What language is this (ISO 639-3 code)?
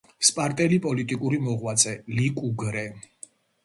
kat